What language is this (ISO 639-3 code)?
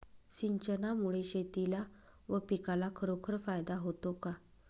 mar